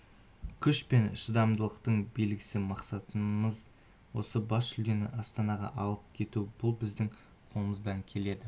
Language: Kazakh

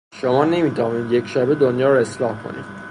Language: Persian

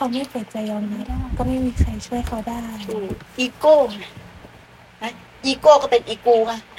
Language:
Thai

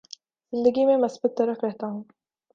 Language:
Urdu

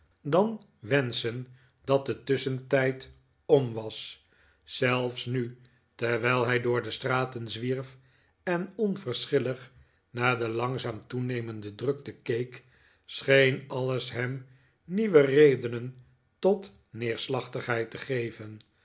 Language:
Dutch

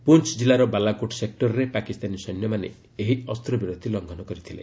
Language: Odia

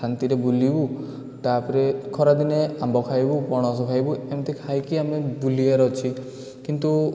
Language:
Odia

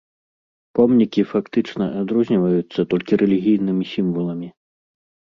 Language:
Belarusian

